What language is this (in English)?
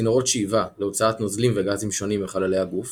Hebrew